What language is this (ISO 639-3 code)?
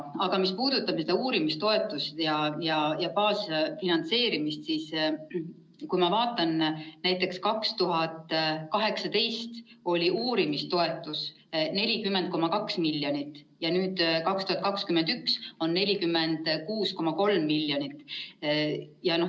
est